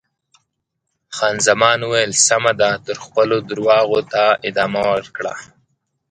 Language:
Pashto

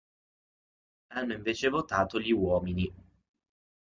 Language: Italian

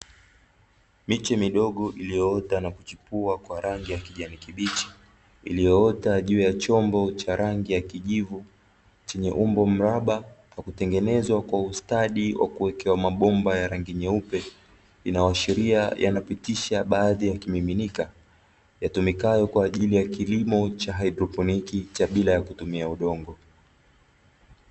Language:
Swahili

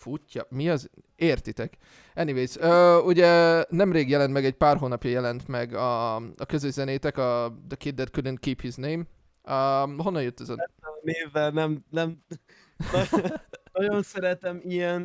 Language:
Hungarian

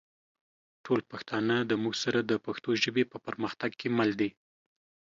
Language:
Pashto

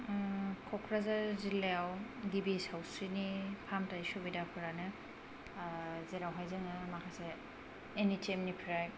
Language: Bodo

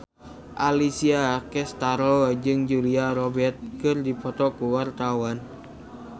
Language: Sundanese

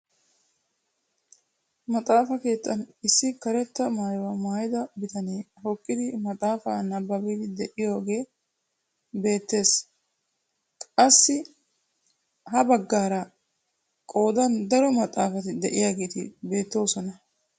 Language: Wolaytta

